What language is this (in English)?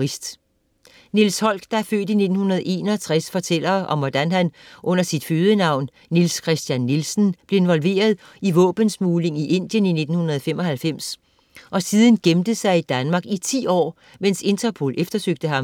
Danish